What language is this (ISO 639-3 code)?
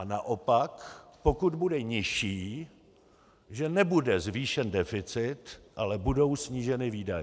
ces